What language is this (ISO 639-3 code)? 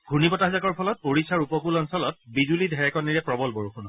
asm